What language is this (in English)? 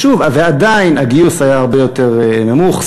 Hebrew